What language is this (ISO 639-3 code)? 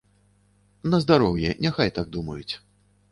bel